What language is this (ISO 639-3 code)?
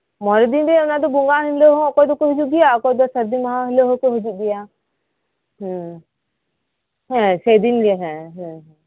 sat